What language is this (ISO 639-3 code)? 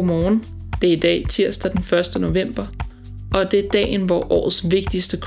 dan